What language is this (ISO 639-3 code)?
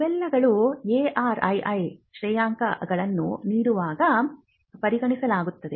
kan